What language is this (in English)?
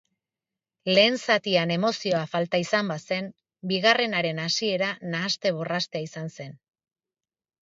Basque